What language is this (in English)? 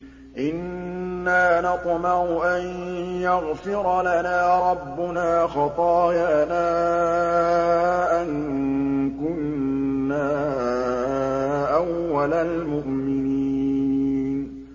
Arabic